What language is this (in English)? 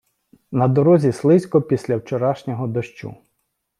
Ukrainian